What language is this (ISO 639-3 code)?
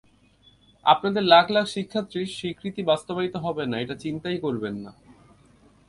ben